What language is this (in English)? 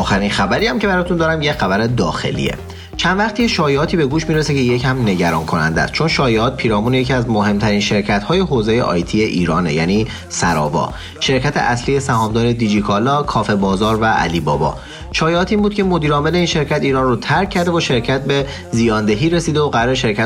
Persian